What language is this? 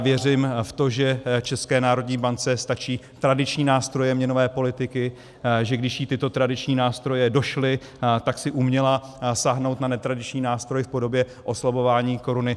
Czech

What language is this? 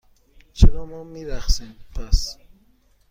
Persian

